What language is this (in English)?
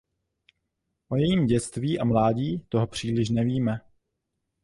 Czech